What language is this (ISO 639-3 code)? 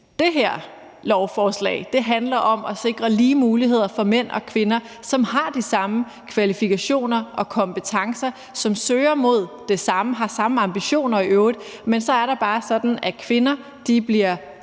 dan